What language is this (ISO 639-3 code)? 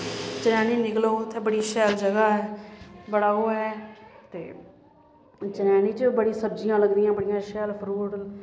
doi